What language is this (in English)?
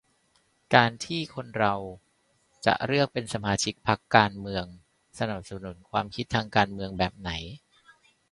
Thai